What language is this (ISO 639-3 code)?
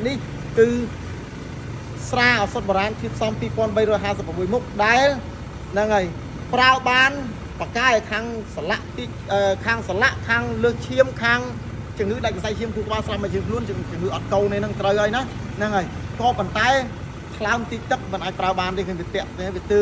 tha